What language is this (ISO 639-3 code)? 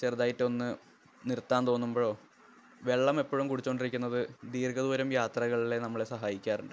mal